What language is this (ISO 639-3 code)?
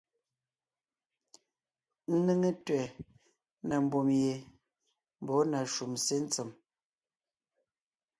nnh